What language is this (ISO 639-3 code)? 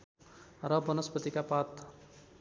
nep